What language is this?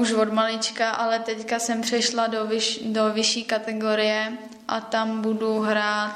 Czech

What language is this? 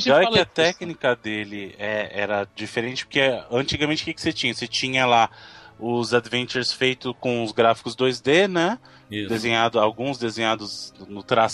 Portuguese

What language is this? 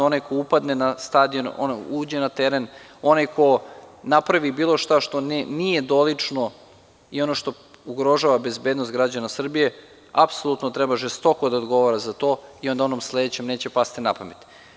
Serbian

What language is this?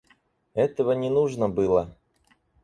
Russian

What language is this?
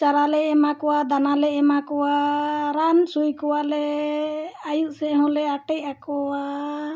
Santali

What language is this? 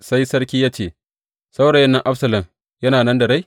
Hausa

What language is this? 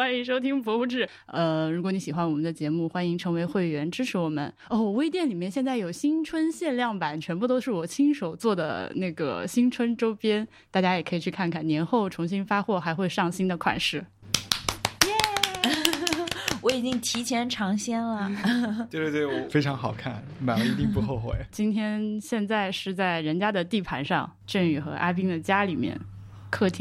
Chinese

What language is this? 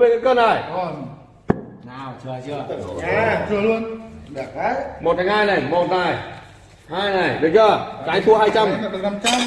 Vietnamese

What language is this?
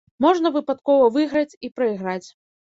Belarusian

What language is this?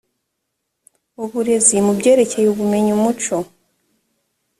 Kinyarwanda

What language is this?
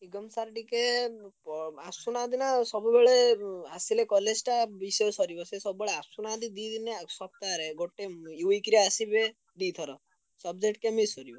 Odia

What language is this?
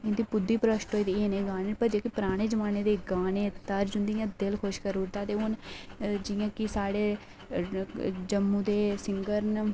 Dogri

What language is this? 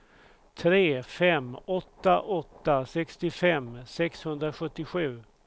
Swedish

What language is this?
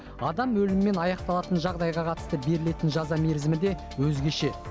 Kazakh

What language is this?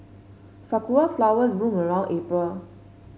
English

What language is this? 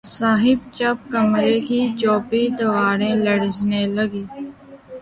Urdu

